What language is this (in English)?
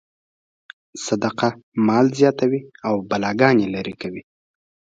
Pashto